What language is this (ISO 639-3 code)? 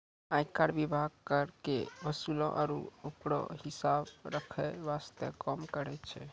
mai